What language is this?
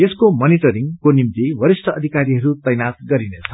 Nepali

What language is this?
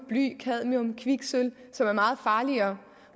Danish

